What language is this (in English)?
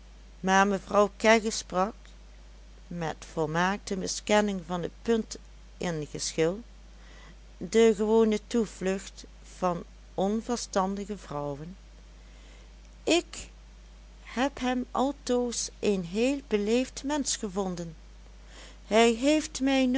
Dutch